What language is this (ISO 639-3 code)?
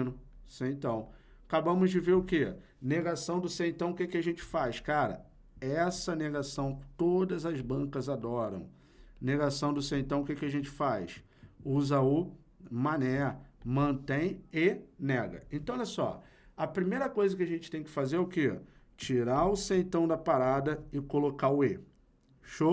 por